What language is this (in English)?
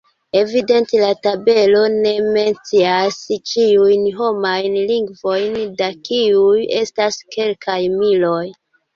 Esperanto